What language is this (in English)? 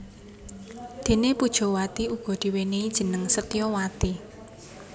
Javanese